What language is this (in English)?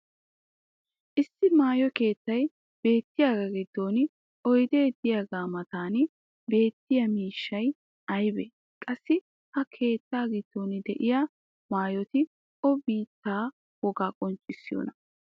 Wolaytta